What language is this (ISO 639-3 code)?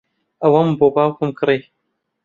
ckb